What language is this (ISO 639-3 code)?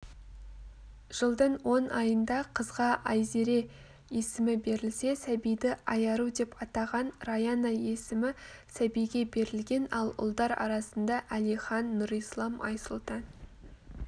kaz